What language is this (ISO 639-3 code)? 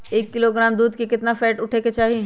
mag